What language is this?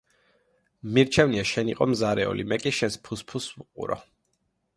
Georgian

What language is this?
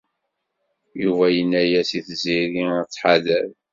Kabyle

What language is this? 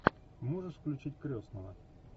Russian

